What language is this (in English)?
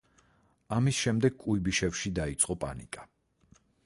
Georgian